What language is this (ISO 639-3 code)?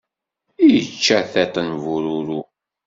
kab